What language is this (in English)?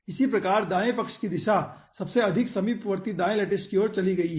Hindi